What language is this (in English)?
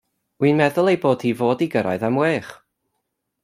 Welsh